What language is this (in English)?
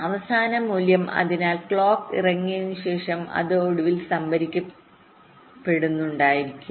Malayalam